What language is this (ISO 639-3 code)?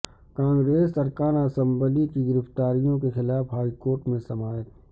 urd